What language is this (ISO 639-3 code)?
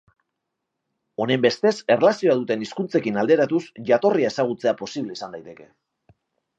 eus